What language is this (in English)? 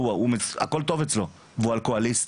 Hebrew